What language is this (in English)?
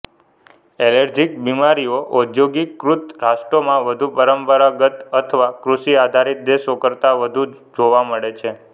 Gujarati